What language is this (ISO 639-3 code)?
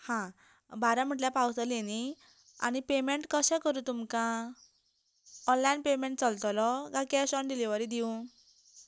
kok